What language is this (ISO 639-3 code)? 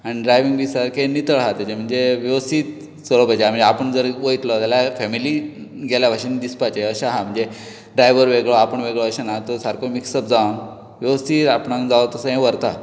kok